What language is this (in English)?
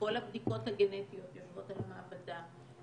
Hebrew